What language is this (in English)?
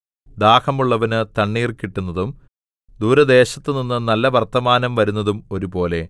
Malayalam